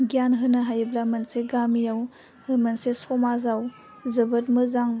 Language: Bodo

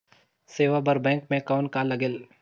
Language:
Chhattisgarhi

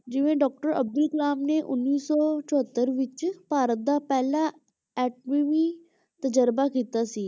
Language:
Punjabi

